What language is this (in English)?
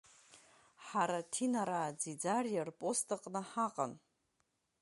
Abkhazian